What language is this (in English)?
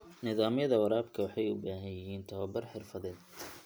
Somali